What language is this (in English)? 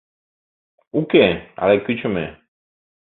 Mari